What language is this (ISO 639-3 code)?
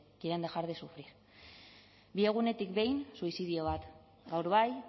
eus